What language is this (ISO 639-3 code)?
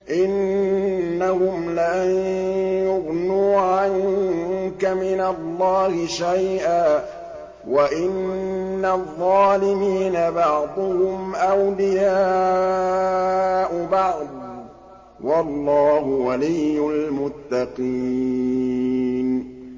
ara